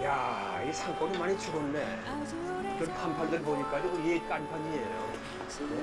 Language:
Korean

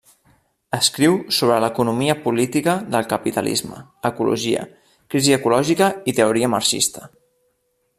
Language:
Catalan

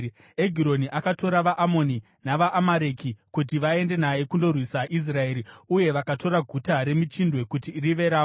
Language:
Shona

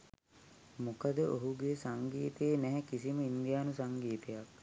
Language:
Sinhala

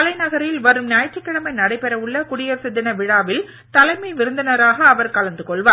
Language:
Tamil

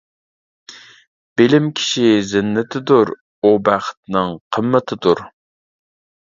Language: Uyghur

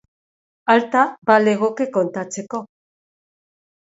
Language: Basque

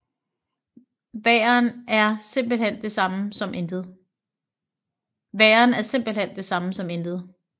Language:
Danish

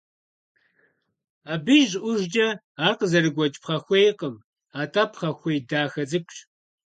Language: Kabardian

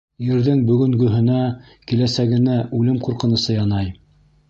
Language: Bashkir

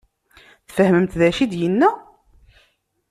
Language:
Kabyle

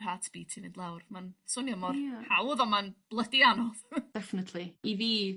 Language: Welsh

